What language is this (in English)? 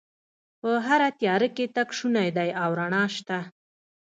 Pashto